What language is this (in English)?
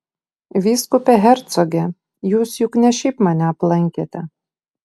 Lithuanian